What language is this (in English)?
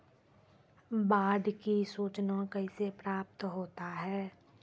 Maithili